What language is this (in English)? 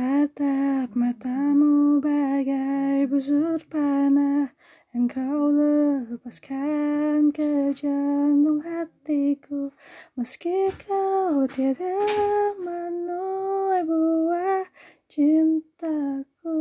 Indonesian